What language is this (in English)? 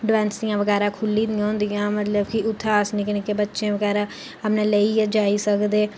Dogri